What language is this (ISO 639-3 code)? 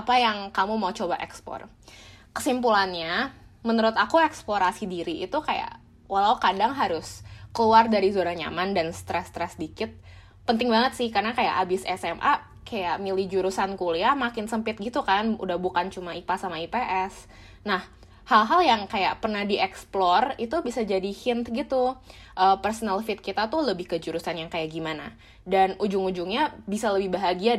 ind